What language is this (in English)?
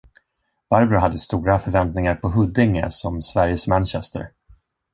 Swedish